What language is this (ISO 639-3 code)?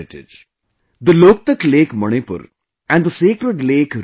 eng